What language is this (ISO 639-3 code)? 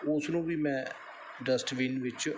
pan